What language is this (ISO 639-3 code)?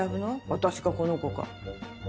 jpn